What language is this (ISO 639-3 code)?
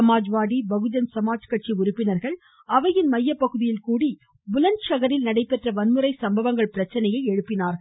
tam